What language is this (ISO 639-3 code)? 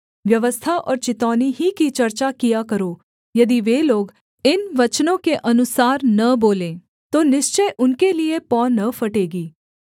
hin